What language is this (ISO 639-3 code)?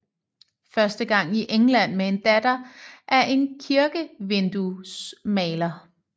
dan